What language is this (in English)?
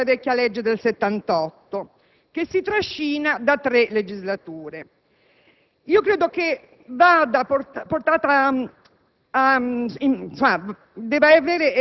Italian